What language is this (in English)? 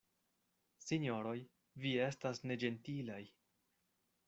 Esperanto